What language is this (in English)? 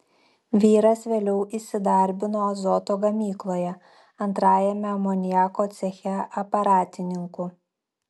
Lithuanian